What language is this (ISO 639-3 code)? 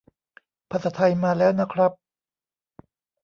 tha